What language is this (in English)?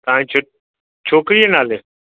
Sindhi